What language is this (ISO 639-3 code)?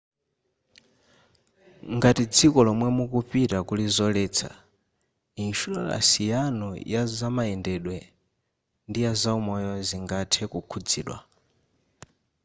nya